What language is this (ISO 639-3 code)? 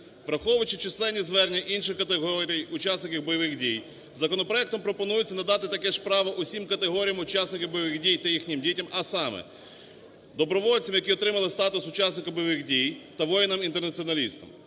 ukr